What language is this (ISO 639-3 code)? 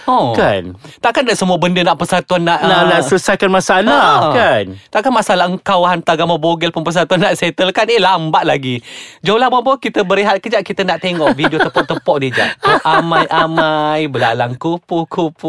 msa